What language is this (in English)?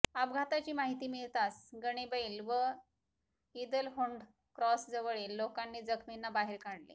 Marathi